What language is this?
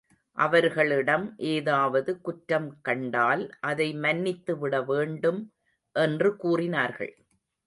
Tamil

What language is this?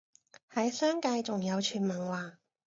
Cantonese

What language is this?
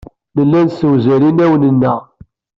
Kabyle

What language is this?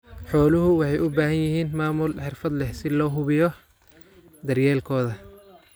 Somali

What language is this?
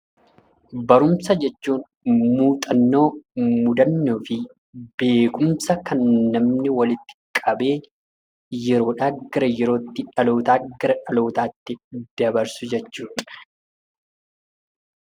Oromo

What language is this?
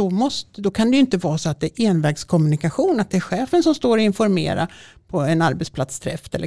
Swedish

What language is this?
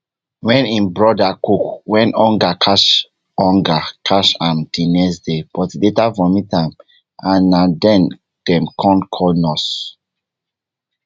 Nigerian Pidgin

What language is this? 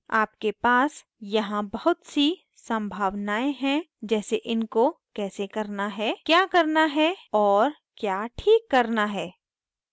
Hindi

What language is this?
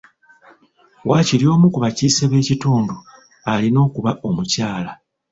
Ganda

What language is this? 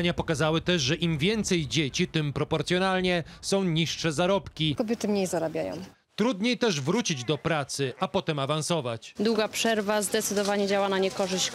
Polish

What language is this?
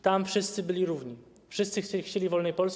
Polish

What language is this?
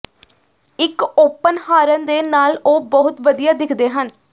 Punjabi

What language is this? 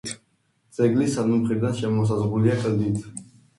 Georgian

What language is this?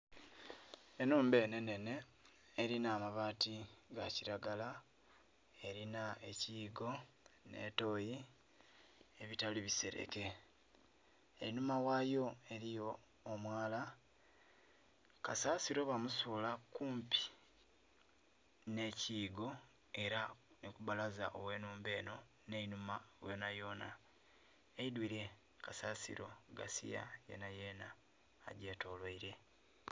Soga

